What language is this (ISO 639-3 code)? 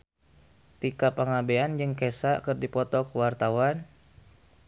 sun